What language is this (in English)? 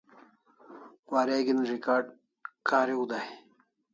Kalasha